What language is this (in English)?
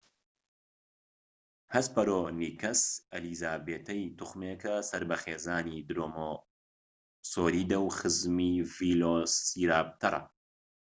Central Kurdish